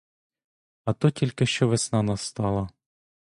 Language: Ukrainian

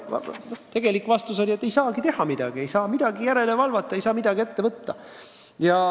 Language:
Estonian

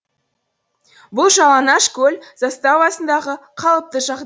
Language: Kazakh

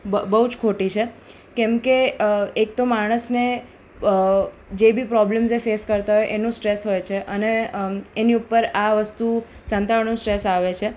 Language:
Gujarati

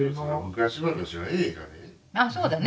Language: Japanese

